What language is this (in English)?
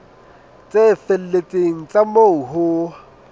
Southern Sotho